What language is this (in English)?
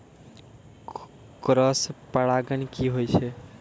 Maithili